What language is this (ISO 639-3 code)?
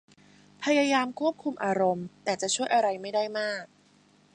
tha